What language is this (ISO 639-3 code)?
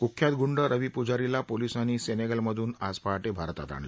mar